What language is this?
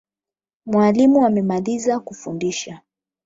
Swahili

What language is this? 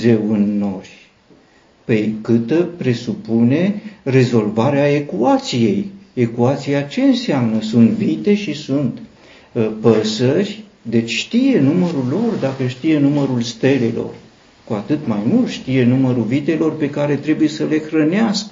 Romanian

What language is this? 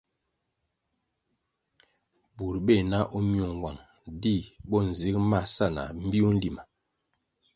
Kwasio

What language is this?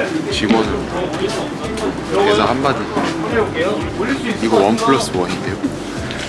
Korean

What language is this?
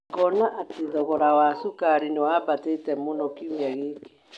Kikuyu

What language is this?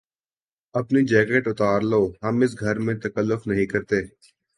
Urdu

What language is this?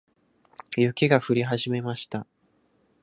Japanese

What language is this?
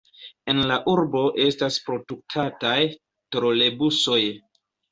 Esperanto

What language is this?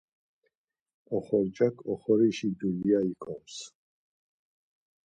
Laz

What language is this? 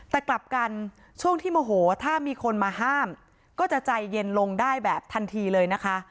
Thai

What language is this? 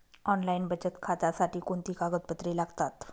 Marathi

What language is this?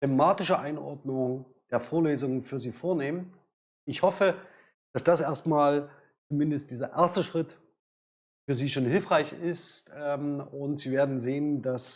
German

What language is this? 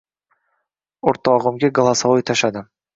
Uzbek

